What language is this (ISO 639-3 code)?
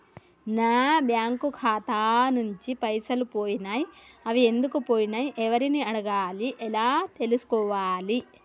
tel